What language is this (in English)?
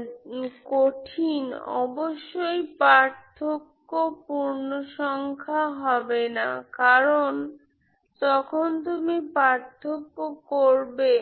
Bangla